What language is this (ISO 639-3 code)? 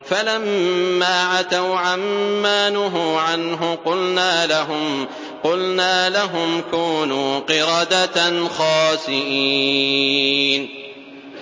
ara